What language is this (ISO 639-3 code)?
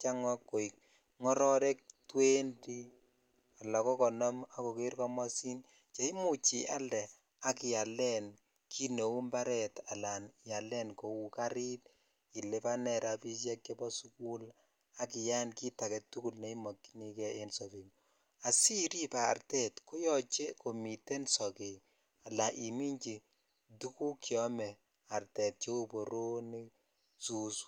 kln